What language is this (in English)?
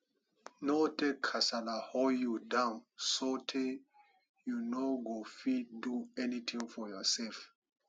Nigerian Pidgin